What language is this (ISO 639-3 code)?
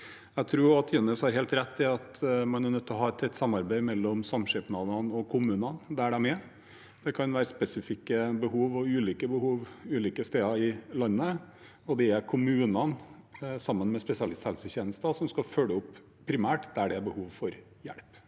nor